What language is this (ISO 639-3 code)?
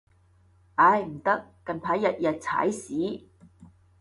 yue